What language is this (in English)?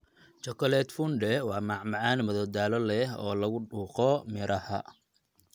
Somali